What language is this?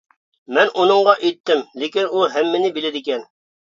Uyghur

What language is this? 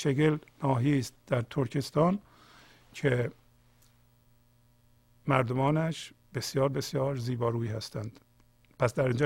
Persian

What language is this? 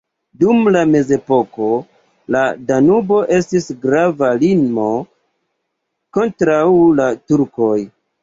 Esperanto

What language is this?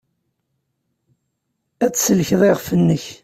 Kabyle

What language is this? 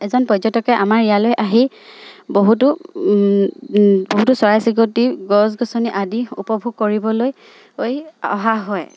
Assamese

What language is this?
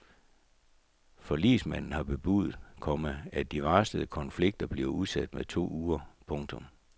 Danish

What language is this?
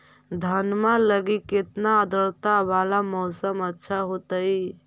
Magahi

